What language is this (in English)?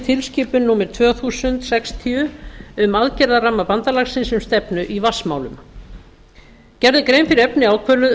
Icelandic